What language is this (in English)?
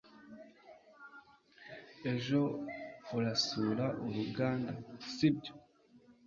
Kinyarwanda